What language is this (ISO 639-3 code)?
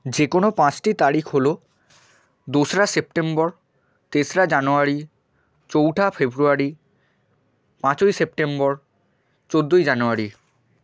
ben